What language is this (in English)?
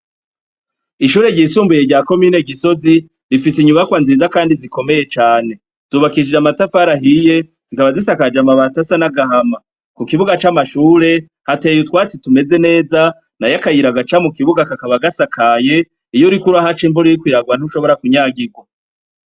Rundi